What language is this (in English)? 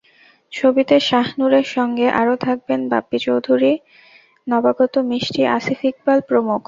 Bangla